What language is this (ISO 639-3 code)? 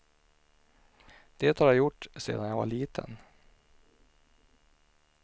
swe